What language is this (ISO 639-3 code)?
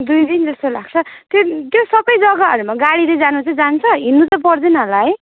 nep